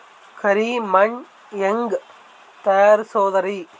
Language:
Kannada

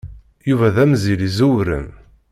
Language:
Kabyle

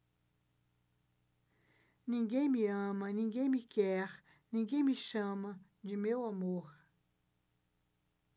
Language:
Portuguese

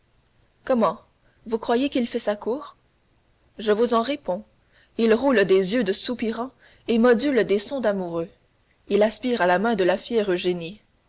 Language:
French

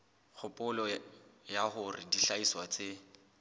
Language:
Southern Sotho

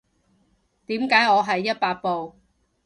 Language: Cantonese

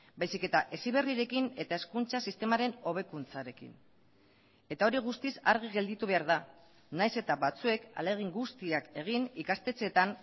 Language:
Basque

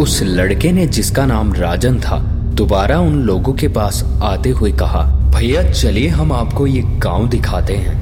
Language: Hindi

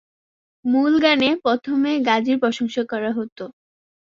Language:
Bangla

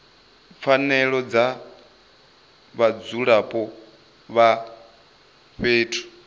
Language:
Venda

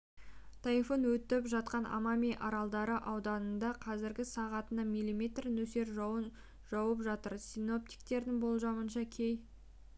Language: Kazakh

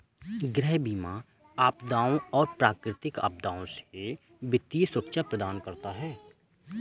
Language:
Hindi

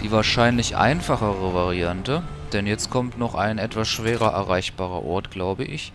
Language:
German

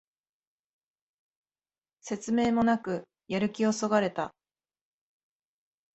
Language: Japanese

